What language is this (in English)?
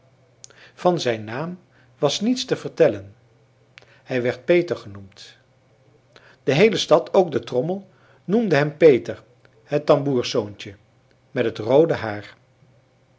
Dutch